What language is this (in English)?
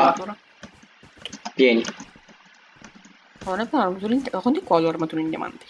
Italian